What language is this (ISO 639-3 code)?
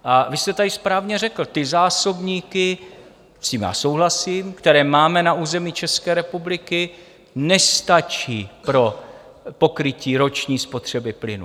ces